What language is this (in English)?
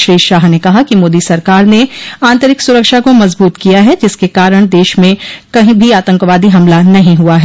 Hindi